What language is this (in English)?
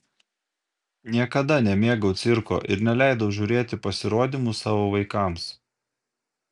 Lithuanian